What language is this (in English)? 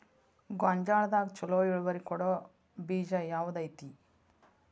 Kannada